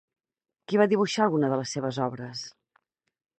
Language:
Catalan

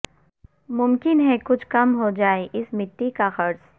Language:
Urdu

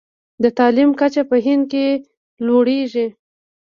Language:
Pashto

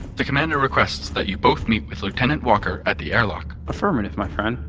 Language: English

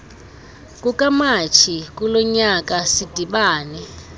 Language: Xhosa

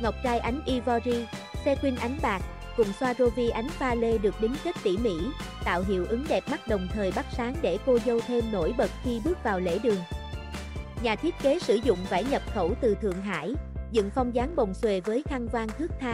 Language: Vietnamese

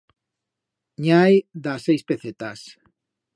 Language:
Aragonese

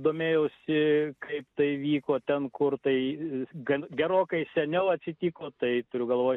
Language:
Lithuanian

